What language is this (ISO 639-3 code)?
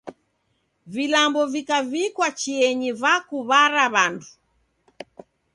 dav